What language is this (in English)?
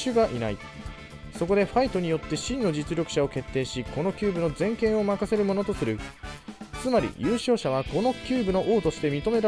Japanese